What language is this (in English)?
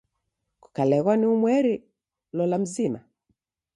Taita